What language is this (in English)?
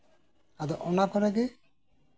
Santali